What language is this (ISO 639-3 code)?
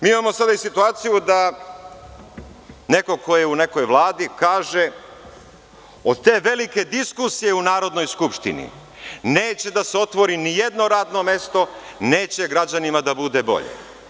srp